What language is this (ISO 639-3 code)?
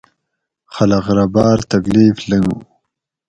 gwc